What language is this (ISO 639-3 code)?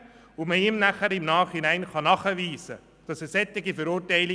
gsw